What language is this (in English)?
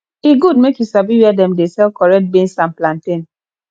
Nigerian Pidgin